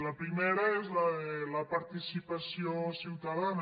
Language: Catalan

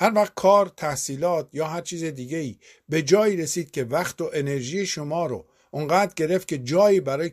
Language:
Persian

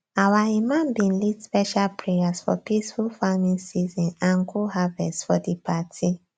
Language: Nigerian Pidgin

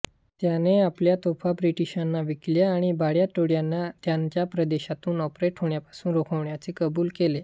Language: Marathi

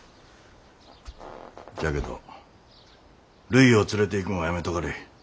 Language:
Japanese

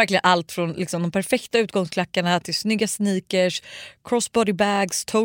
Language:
Swedish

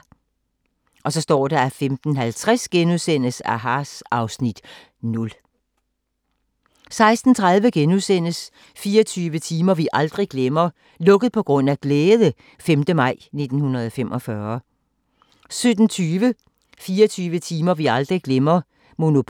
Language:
Danish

